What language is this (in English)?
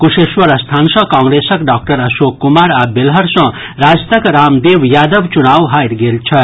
Maithili